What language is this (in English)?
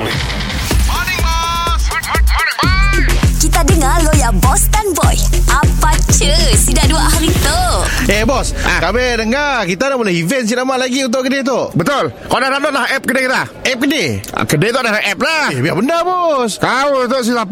Malay